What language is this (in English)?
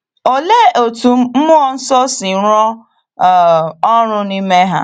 Igbo